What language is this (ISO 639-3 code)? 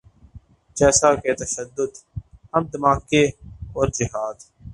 urd